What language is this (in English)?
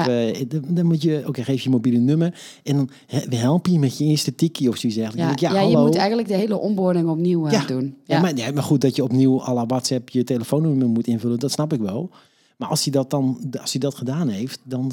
Dutch